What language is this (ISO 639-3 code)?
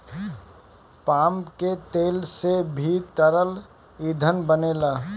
bho